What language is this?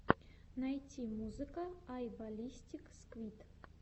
Russian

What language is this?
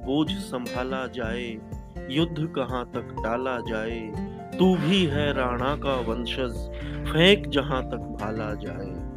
Hindi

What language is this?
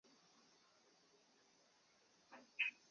Chinese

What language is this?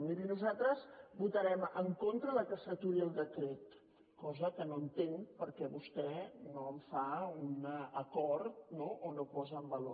Catalan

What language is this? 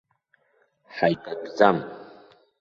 Abkhazian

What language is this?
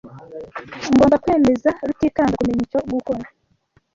Kinyarwanda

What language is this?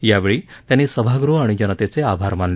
Marathi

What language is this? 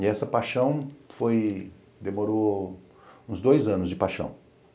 Portuguese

